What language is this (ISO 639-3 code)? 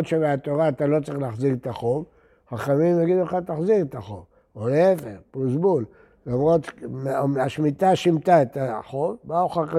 heb